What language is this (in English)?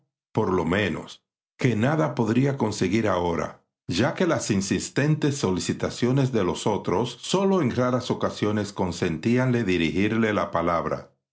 Spanish